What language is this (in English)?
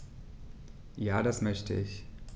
German